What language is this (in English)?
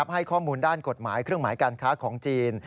Thai